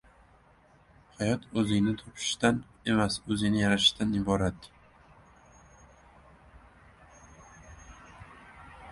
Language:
Uzbek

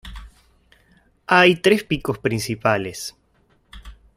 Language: Spanish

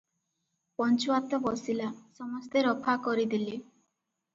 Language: Odia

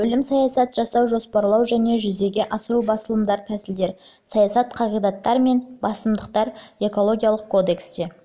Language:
Kazakh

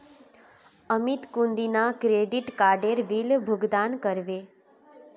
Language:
Magahi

